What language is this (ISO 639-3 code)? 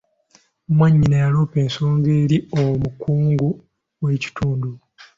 lug